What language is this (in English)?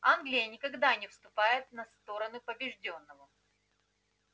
Russian